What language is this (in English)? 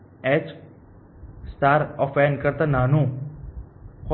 Gujarati